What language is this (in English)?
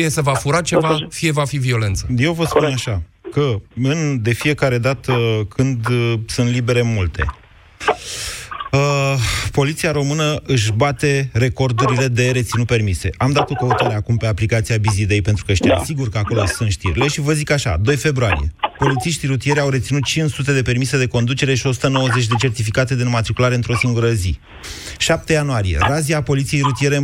Romanian